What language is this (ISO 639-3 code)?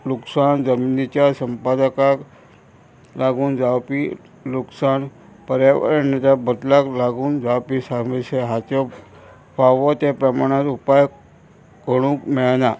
kok